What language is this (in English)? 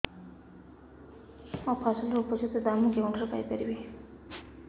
Odia